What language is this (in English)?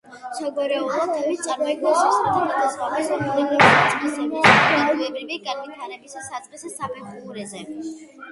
Georgian